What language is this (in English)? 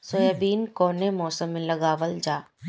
Bhojpuri